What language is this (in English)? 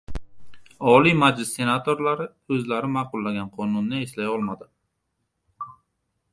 Uzbek